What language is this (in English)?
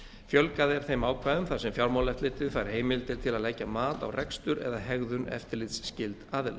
Icelandic